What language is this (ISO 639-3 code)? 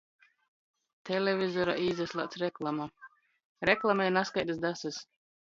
ltg